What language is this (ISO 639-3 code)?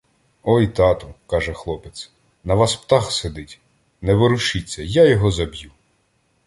ukr